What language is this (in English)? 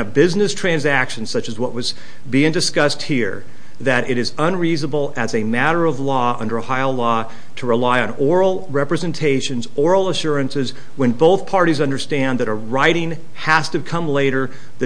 English